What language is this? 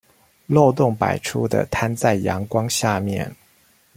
Chinese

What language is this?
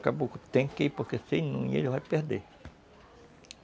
Portuguese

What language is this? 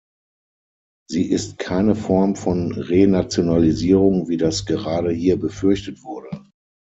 German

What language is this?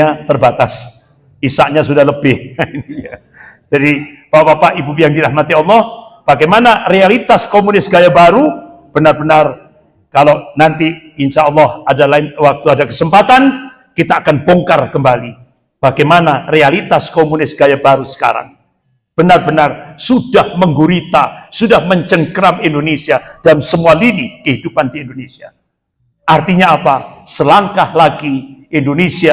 Indonesian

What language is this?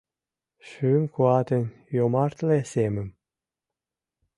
Mari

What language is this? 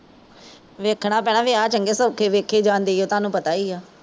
Punjabi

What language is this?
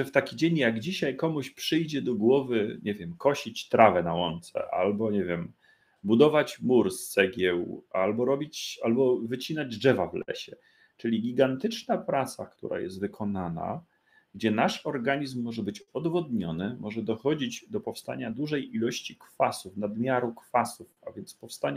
Polish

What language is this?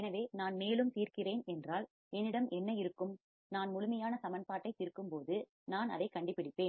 Tamil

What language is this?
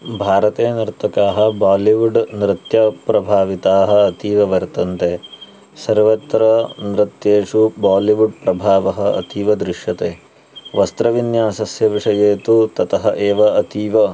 Sanskrit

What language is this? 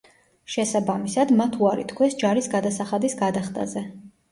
Georgian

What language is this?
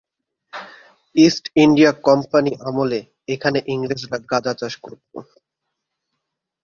Bangla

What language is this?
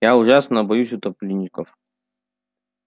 Russian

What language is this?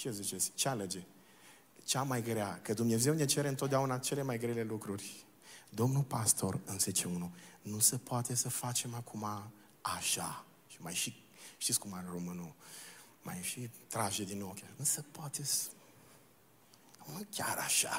Romanian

